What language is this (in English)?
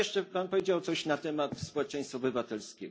Polish